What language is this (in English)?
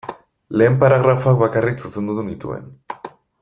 Basque